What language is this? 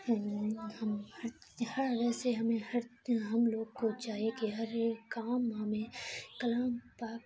Urdu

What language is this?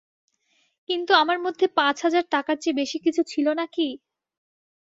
Bangla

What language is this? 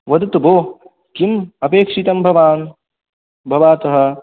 Sanskrit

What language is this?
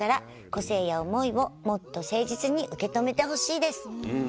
Japanese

